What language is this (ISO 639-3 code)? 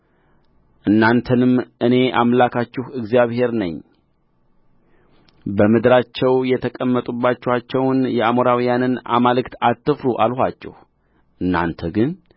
amh